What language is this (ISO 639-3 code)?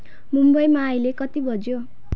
nep